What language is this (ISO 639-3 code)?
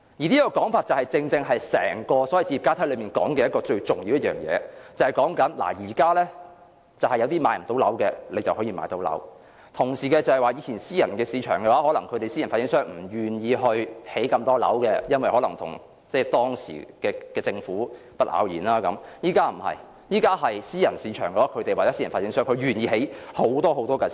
yue